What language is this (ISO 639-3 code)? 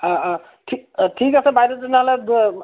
asm